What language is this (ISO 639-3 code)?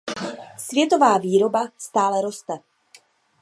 ces